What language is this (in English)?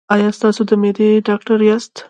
Pashto